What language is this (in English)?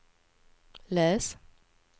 Swedish